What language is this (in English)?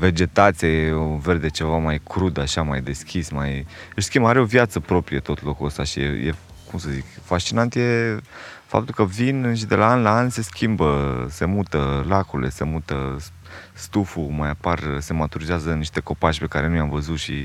Romanian